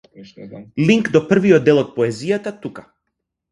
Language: Macedonian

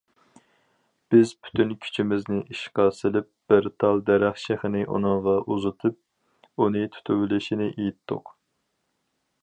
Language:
Uyghur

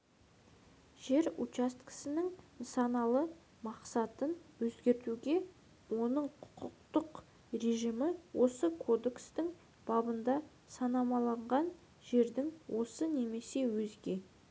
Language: Kazakh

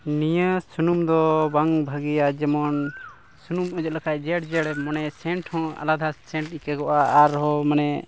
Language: Santali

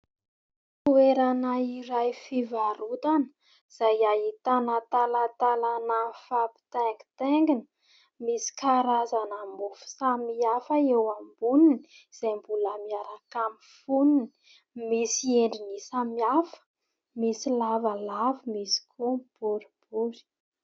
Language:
Malagasy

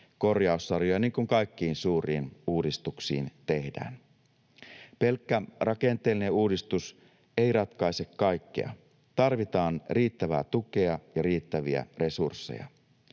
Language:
Finnish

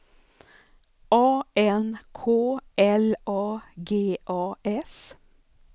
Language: Swedish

